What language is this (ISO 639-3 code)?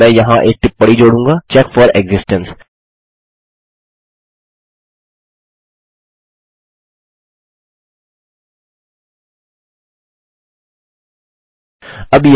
hin